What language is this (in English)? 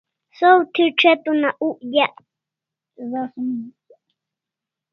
Kalasha